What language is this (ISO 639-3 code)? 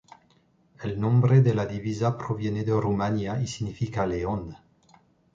spa